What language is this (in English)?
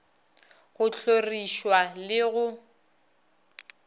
Northern Sotho